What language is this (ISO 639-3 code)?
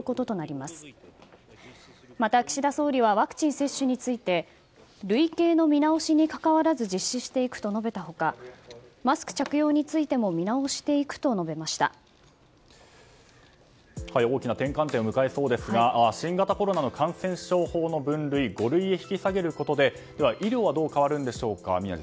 jpn